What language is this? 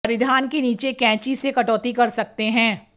Hindi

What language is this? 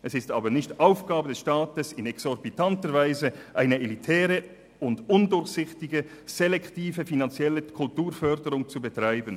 Swiss German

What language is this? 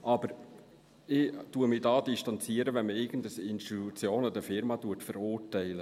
Swiss German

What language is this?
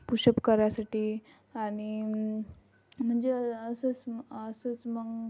Marathi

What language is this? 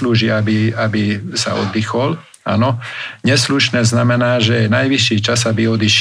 Slovak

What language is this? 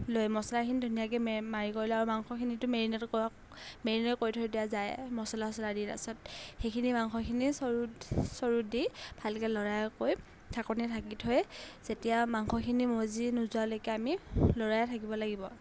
Assamese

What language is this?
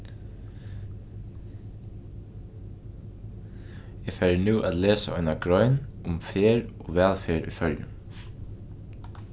Faroese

